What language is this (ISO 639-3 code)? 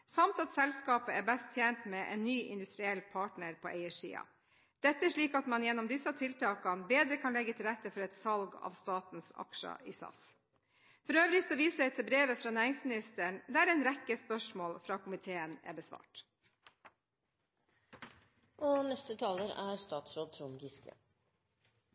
nob